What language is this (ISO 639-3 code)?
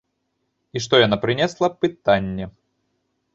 bel